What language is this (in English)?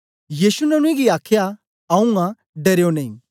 Dogri